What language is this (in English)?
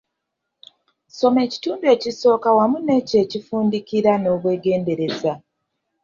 Ganda